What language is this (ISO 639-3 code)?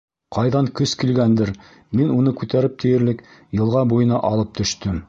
bak